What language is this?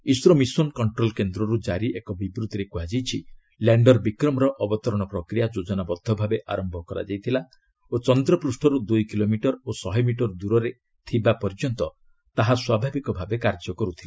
Odia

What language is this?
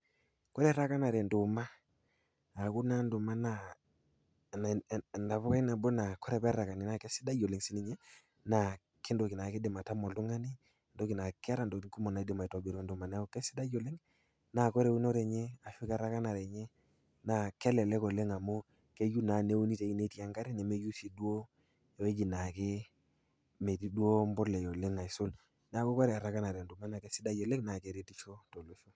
Masai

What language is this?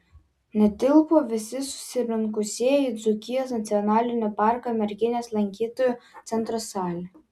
Lithuanian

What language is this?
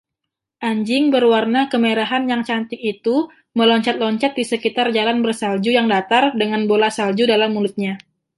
Indonesian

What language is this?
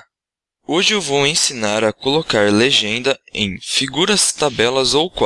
Portuguese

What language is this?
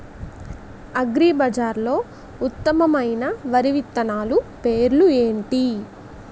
Telugu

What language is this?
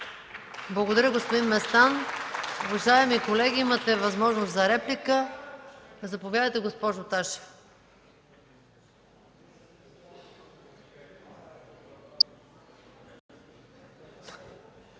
Bulgarian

